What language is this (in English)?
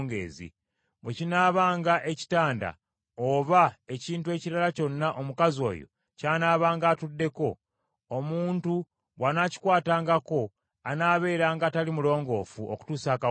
Ganda